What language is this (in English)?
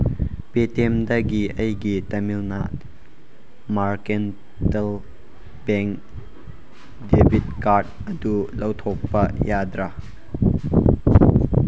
Manipuri